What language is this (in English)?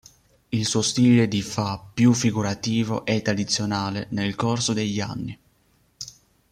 Italian